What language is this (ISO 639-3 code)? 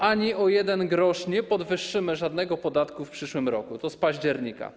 pol